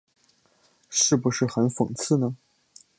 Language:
Chinese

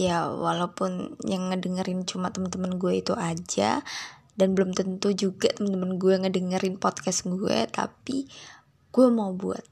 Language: Indonesian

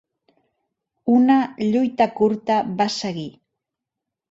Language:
Catalan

